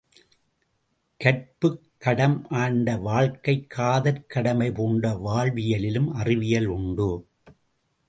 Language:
Tamil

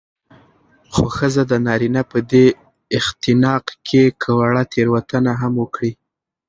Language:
Pashto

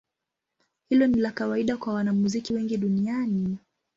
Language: Swahili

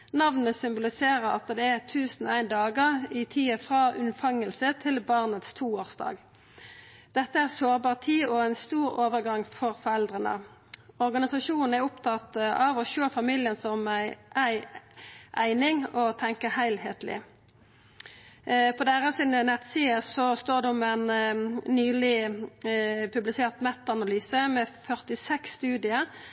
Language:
Norwegian Nynorsk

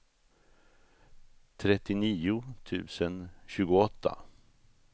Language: Swedish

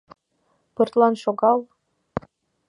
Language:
Mari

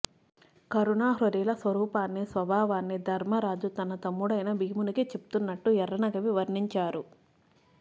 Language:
Telugu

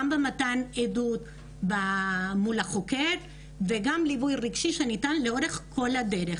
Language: Hebrew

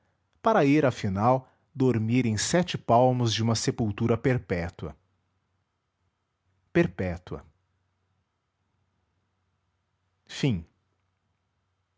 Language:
Portuguese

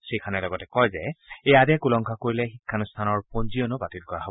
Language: Assamese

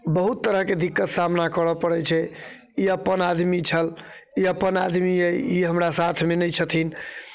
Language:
Maithili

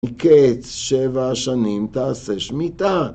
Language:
Hebrew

